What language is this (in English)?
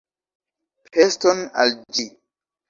Esperanto